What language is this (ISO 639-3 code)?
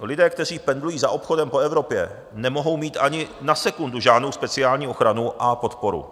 ces